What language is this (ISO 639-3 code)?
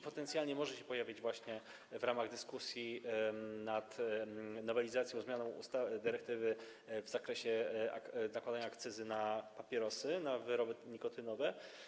pol